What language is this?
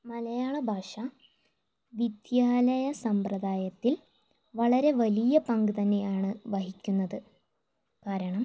Malayalam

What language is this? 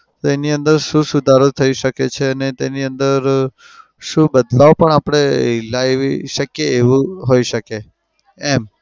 Gujarati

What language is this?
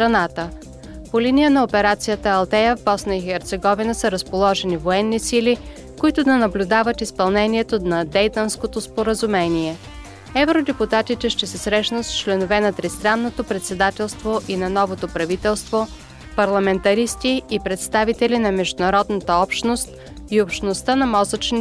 Bulgarian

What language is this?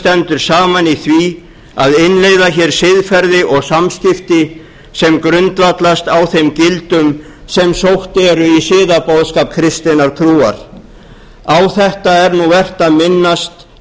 Icelandic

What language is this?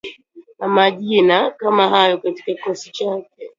Swahili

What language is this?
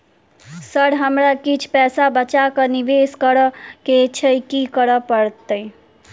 Maithili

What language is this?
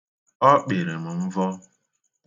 Igbo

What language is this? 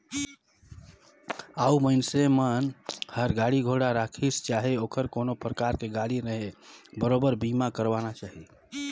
Chhattisgarhi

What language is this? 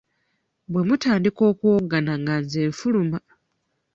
Ganda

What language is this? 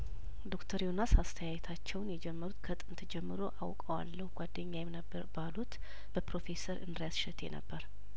Amharic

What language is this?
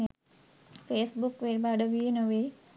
Sinhala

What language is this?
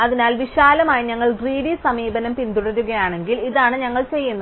Malayalam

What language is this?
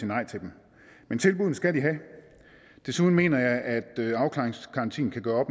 Danish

